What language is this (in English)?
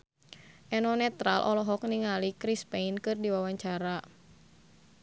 Sundanese